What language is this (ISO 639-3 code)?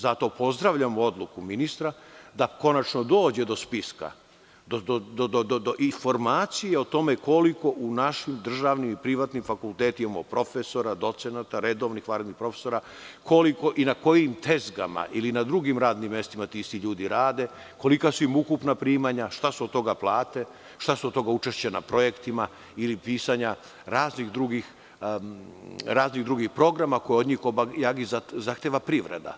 srp